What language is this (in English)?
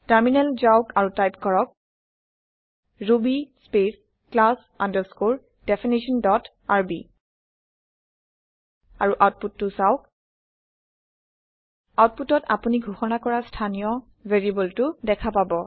Assamese